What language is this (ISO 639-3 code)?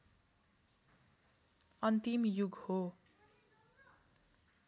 nep